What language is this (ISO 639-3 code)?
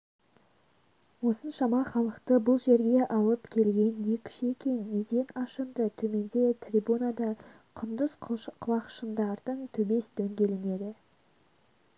kaz